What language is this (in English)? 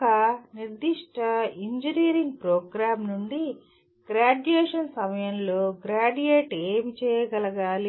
Telugu